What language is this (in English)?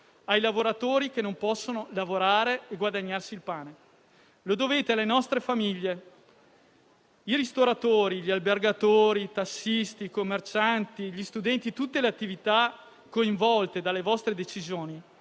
Italian